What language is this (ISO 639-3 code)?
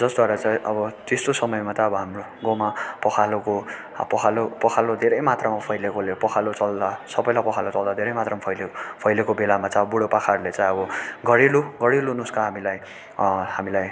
nep